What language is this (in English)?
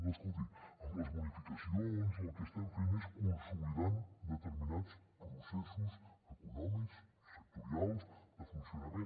Catalan